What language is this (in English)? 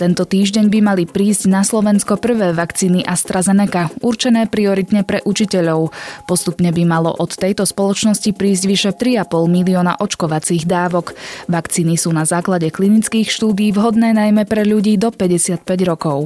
Slovak